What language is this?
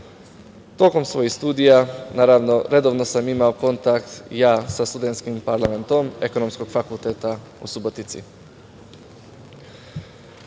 Serbian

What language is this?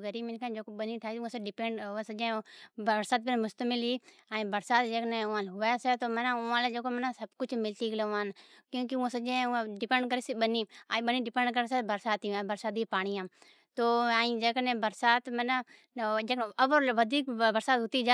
Od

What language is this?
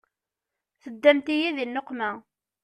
Kabyle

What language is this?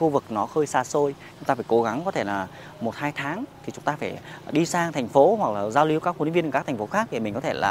Vietnamese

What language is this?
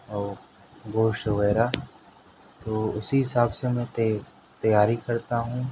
Urdu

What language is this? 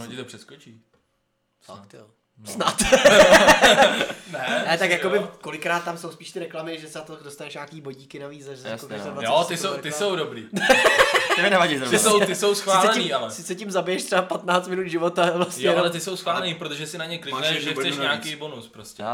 Czech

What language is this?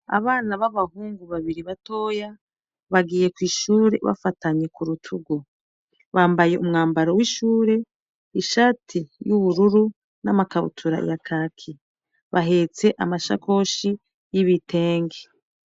Rundi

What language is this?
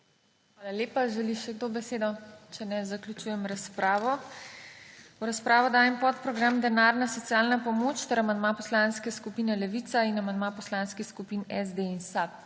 Slovenian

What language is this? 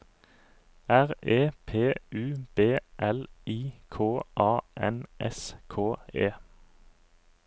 Norwegian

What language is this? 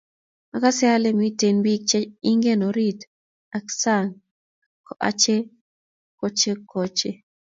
Kalenjin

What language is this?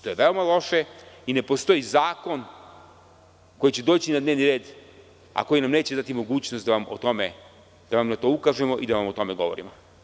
Serbian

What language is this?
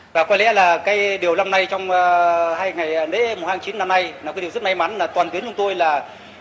Vietnamese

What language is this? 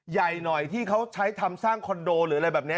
Thai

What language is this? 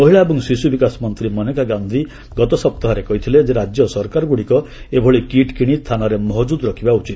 Odia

